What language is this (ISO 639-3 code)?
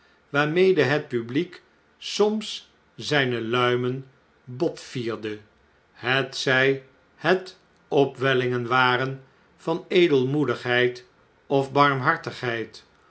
nld